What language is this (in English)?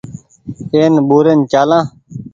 Goaria